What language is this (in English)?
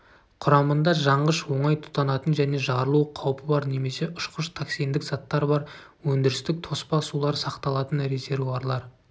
Kazakh